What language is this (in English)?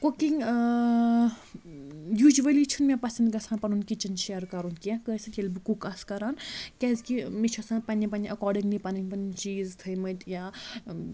Kashmiri